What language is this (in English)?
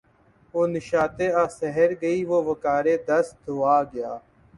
Urdu